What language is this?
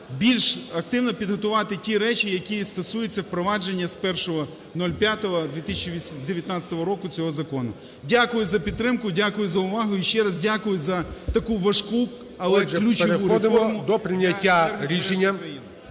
Ukrainian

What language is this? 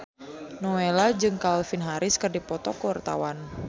Sundanese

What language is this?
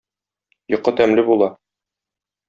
Tatar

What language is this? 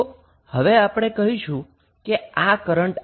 Gujarati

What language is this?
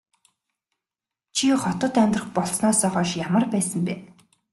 Mongolian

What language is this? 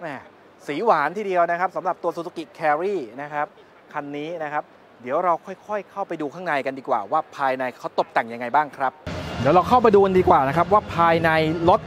Thai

